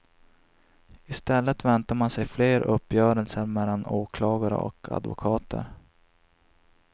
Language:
Swedish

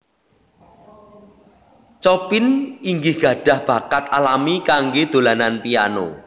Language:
Javanese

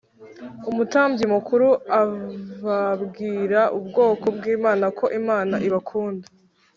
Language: Kinyarwanda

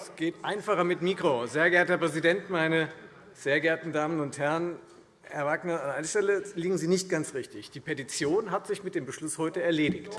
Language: German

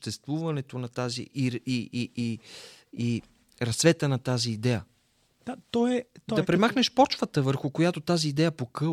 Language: Bulgarian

